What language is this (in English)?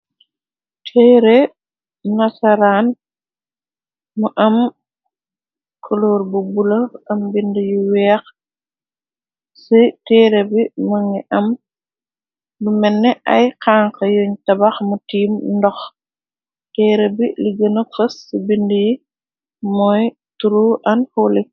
Wolof